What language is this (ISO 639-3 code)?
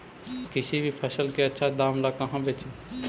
mag